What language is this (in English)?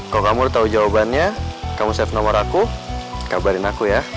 Indonesian